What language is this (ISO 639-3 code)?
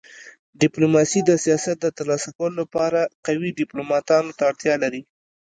pus